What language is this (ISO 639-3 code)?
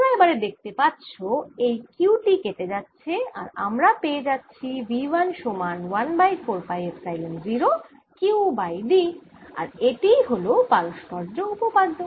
ben